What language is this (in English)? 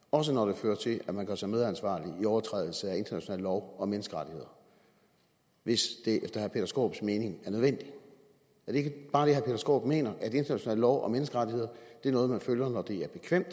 Danish